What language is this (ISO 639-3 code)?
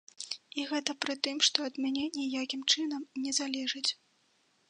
bel